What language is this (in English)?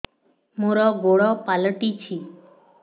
Odia